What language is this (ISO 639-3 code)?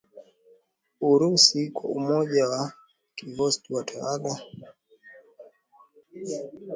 swa